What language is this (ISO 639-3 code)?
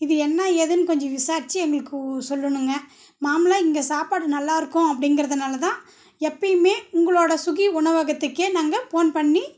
tam